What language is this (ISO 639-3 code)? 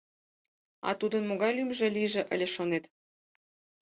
chm